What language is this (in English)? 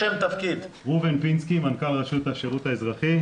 Hebrew